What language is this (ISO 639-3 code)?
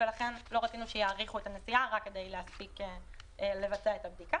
heb